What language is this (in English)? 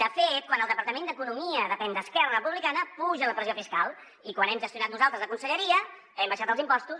Catalan